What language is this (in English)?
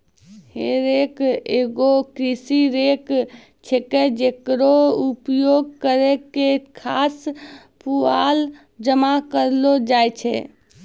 Maithili